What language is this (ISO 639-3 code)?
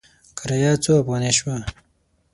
pus